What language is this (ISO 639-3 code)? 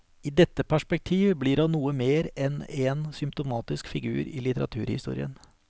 nor